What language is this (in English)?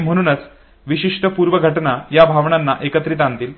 Marathi